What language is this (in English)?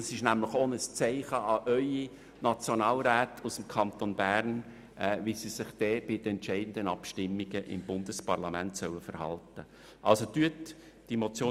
Swiss German